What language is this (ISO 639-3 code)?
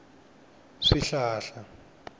tso